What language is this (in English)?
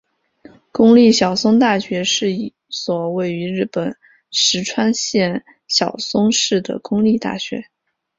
Chinese